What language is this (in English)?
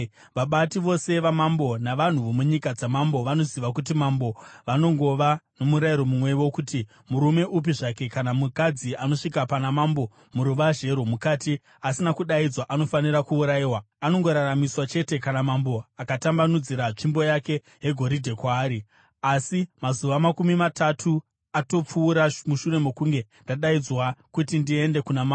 Shona